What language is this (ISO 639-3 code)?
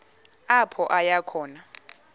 xho